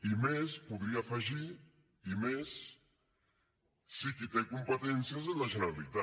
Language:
Catalan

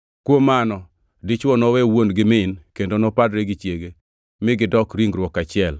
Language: Luo (Kenya and Tanzania)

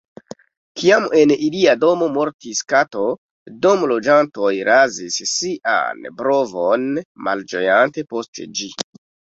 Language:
Esperanto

